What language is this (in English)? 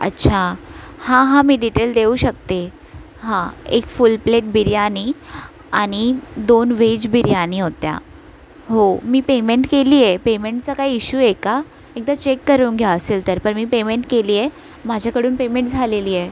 Marathi